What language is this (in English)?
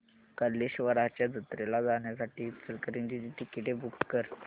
Marathi